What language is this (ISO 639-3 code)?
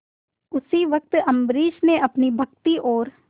hin